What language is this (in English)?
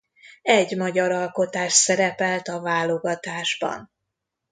Hungarian